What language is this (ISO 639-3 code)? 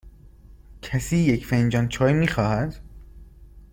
fas